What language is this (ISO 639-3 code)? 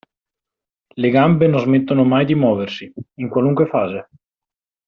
ita